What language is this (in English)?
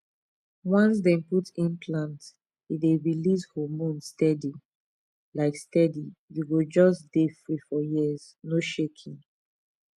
Nigerian Pidgin